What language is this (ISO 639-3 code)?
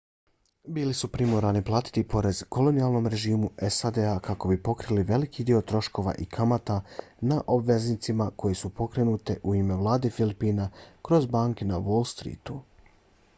bos